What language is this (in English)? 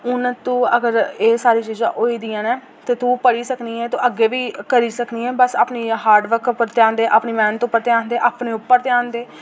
Dogri